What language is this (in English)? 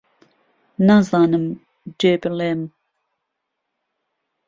Central Kurdish